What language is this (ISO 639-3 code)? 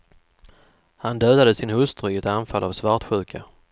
swe